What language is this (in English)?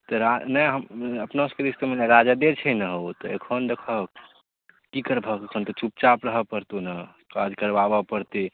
Maithili